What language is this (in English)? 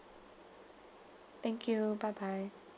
English